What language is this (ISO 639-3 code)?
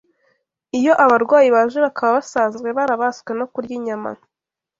kin